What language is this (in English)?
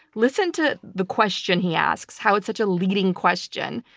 English